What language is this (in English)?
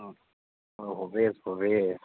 Assamese